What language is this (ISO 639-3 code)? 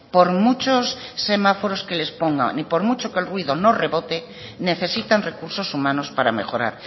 spa